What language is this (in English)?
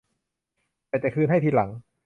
Thai